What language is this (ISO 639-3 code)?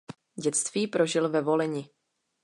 ces